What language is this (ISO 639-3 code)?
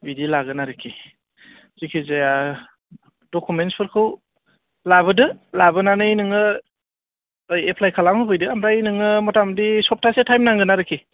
brx